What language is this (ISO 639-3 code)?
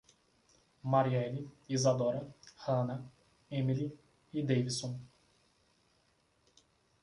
por